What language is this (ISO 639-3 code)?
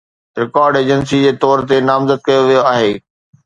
snd